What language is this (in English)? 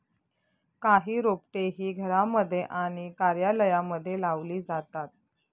Marathi